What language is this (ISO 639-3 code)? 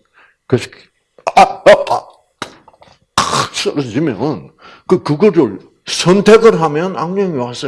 kor